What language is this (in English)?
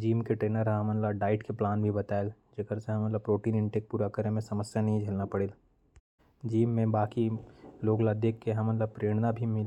Korwa